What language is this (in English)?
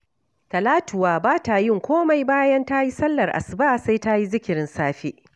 Hausa